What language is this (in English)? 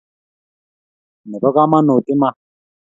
Kalenjin